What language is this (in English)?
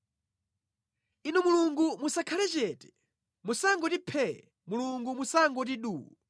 Nyanja